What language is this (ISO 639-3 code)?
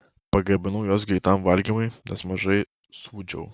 lit